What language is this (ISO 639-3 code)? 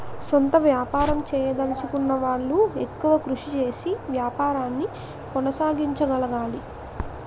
tel